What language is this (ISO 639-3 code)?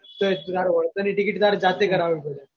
guj